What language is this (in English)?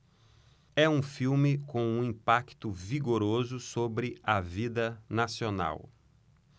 Portuguese